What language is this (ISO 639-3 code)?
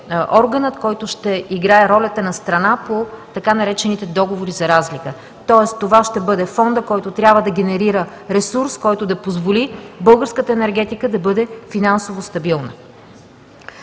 bul